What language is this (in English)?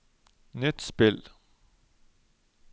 Norwegian